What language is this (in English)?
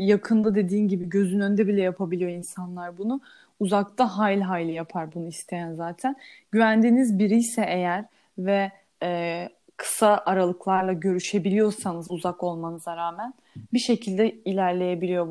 Turkish